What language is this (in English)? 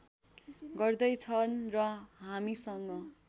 Nepali